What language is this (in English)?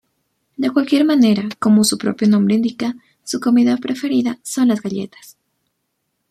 Spanish